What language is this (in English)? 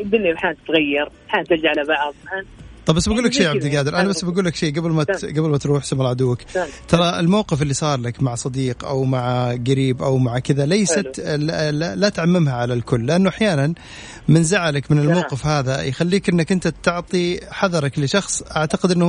Arabic